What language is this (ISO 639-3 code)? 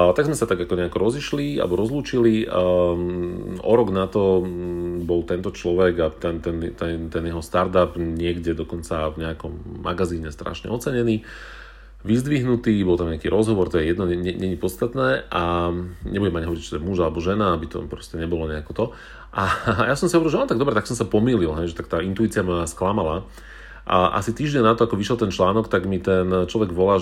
slk